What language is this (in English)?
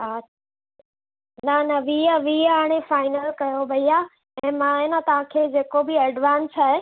Sindhi